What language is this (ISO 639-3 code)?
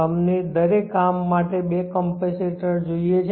guj